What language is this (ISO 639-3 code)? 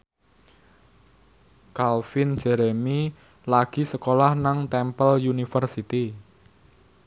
jav